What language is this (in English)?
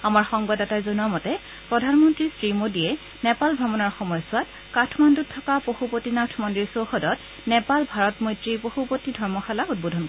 Assamese